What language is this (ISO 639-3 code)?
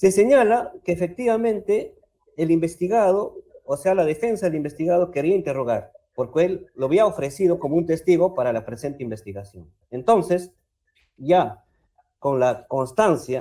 spa